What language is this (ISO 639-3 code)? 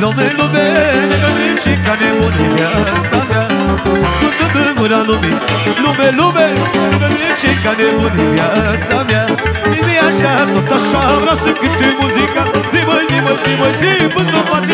ron